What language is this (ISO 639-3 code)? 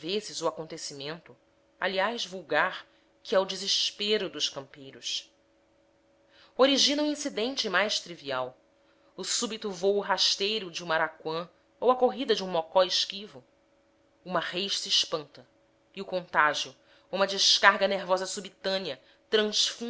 por